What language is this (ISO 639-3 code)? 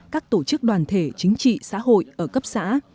vie